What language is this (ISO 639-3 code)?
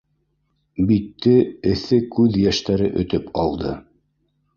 bak